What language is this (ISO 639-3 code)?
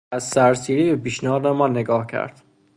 fas